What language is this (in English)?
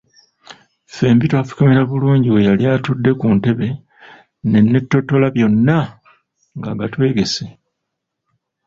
Ganda